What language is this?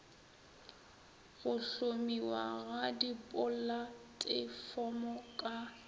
Northern Sotho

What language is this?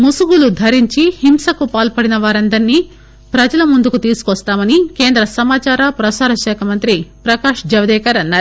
Telugu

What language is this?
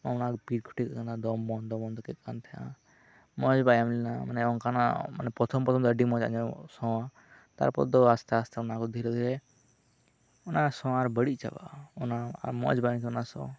Santali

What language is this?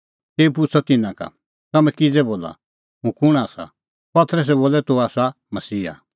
Kullu Pahari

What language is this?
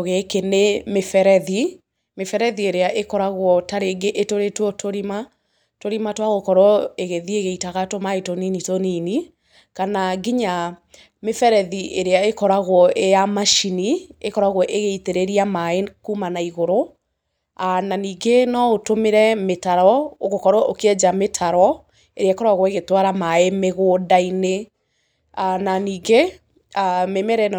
Kikuyu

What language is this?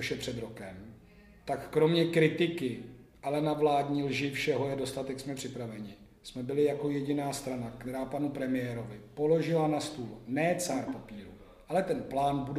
Czech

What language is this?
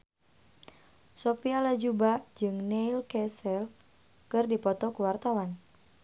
Sundanese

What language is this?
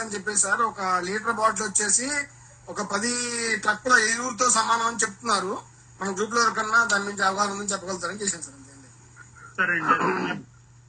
Telugu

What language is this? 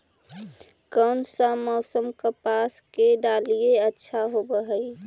Magahi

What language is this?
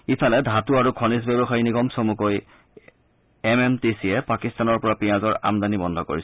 Assamese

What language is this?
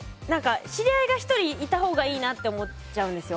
Japanese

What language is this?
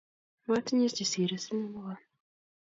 Kalenjin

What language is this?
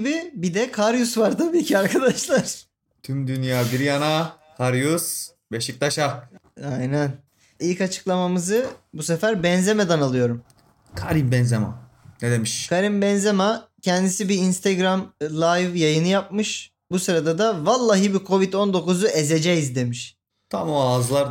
Turkish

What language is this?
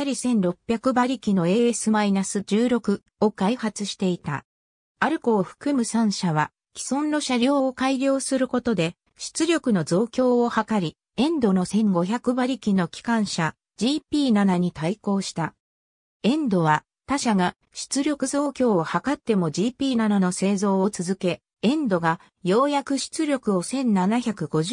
Japanese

